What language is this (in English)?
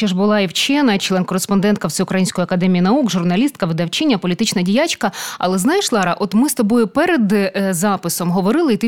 Ukrainian